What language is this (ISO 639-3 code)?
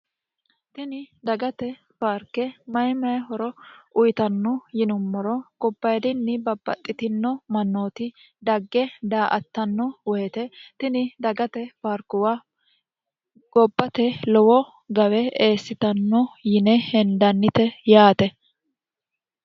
sid